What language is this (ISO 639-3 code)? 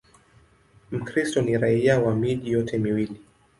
swa